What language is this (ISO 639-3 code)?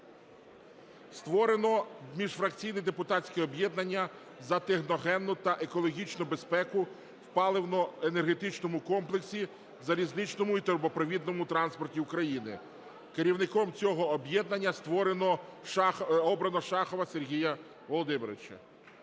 ukr